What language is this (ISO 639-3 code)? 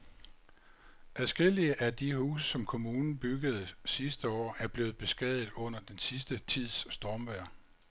dan